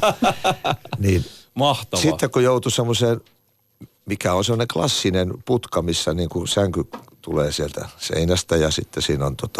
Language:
Finnish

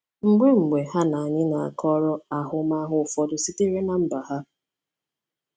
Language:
Igbo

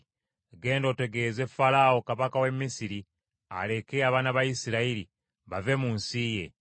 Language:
Ganda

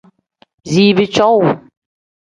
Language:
Tem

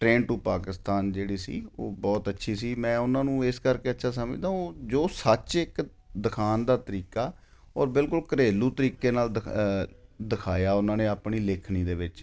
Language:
Punjabi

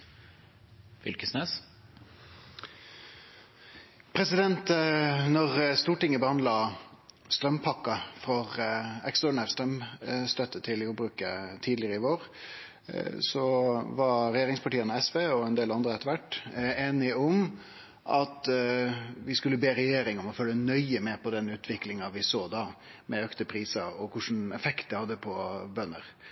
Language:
Norwegian Nynorsk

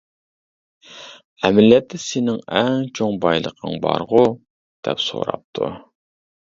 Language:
Uyghur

